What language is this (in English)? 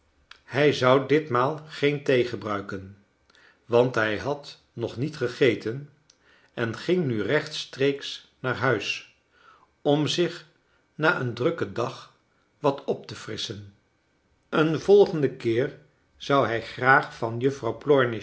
Dutch